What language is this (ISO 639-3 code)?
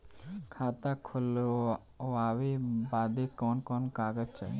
bho